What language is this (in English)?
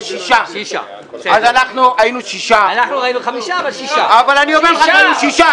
Hebrew